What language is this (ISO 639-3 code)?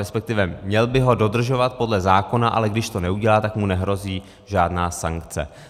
ces